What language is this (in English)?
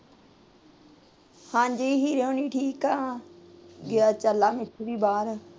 Punjabi